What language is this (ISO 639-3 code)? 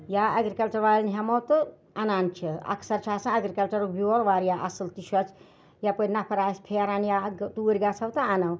kas